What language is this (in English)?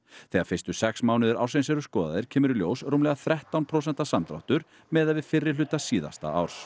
Icelandic